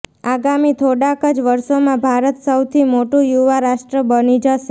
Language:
Gujarati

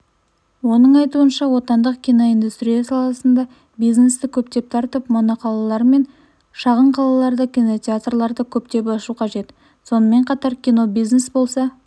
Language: Kazakh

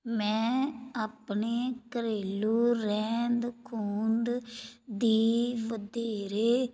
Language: Punjabi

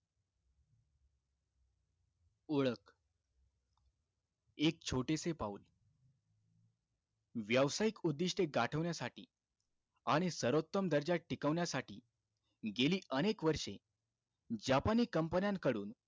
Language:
Marathi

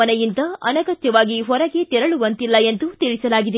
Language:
Kannada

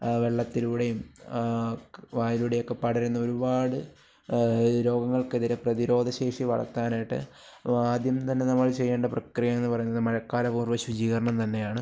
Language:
Malayalam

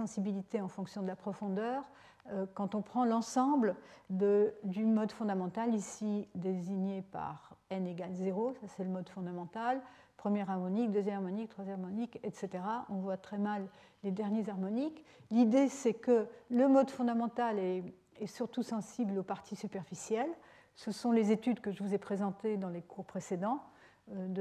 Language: French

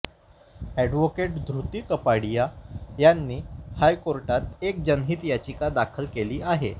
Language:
Marathi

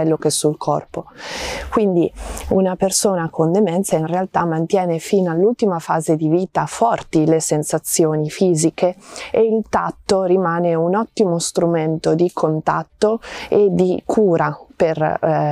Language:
Italian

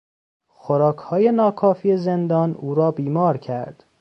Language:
Persian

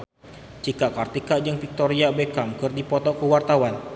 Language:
Sundanese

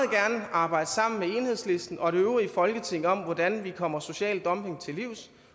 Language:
Danish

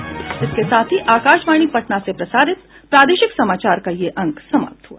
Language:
Hindi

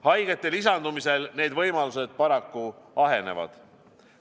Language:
Estonian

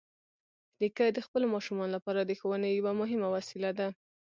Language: Pashto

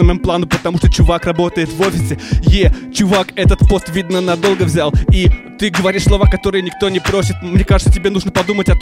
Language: Russian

